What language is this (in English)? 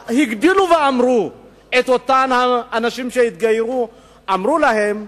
Hebrew